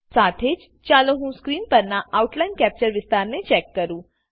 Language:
Gujarati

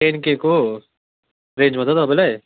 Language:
Nepali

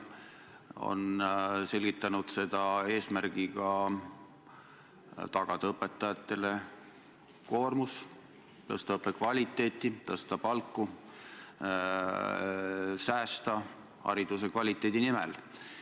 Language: Estonian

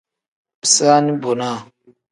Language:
Tem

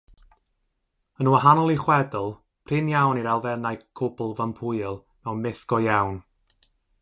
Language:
Welsh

